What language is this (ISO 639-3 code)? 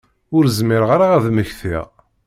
kab